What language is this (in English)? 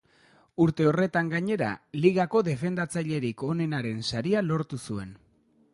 Basque